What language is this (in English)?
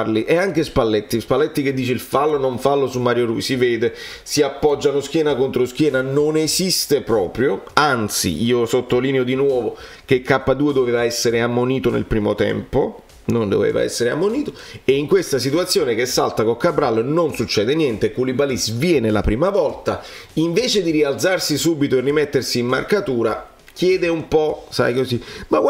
Italian